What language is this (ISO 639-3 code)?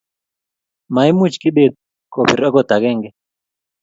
kln